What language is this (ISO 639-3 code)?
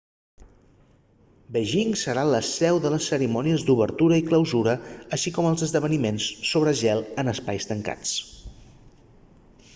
cat